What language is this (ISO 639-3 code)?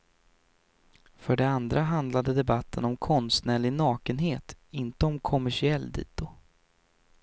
swe